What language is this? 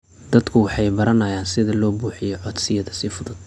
Somali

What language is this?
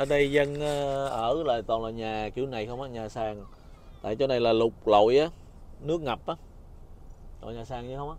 Vietnamese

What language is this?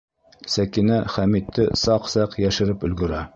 Bashkir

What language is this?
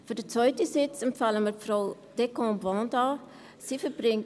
Swiss German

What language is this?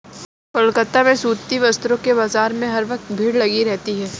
Hindi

